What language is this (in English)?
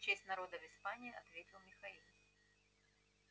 Russian